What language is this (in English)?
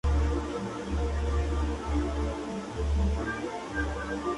Spanish